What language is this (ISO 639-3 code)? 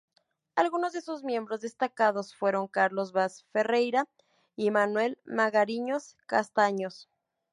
spa